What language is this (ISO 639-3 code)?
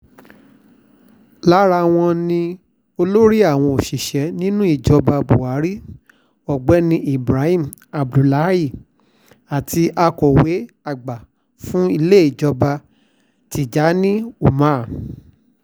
yor